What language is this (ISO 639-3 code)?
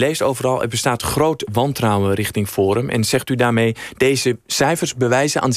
nld